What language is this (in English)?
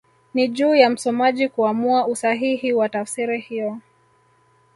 Swahili